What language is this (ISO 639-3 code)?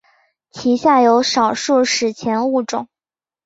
zho